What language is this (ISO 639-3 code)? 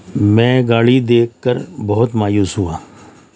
urd